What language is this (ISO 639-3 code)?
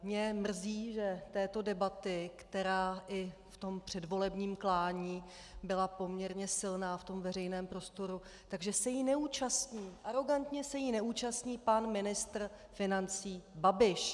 ces